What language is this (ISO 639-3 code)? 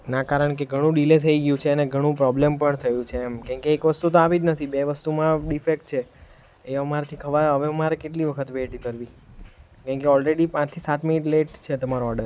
guj